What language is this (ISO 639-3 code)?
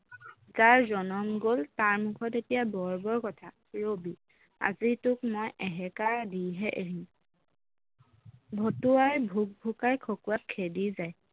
asm